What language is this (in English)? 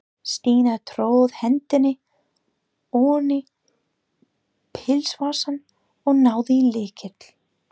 Icelandic